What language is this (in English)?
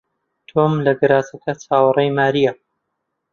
Central Kurdish